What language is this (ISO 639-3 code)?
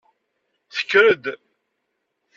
kab